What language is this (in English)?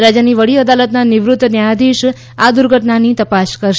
Gujarati